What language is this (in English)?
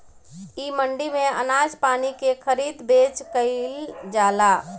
Bhojpuri